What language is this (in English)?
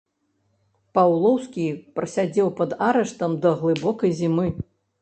Belarusian